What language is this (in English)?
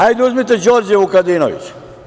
Serbian